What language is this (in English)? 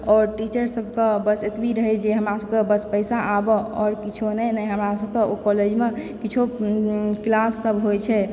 Maithili